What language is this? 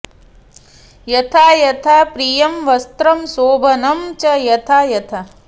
Sanskrit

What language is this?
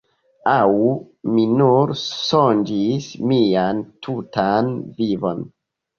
Esperanto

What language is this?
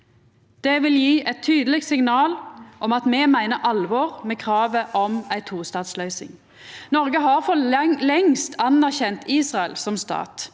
Norwegian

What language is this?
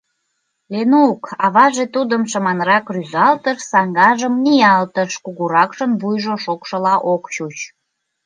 Mari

